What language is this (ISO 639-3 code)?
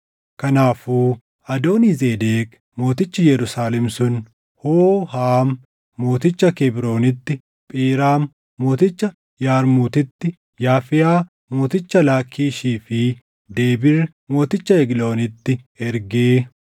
orm